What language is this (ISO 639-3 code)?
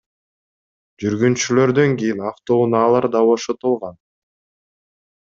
kir